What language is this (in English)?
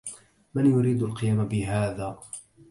Arabic